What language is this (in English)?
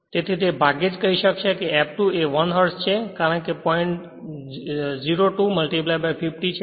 Gujarati